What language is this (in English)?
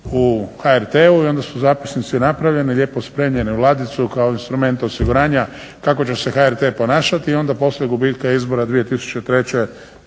Croatian